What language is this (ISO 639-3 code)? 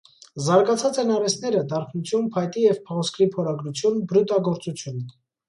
hye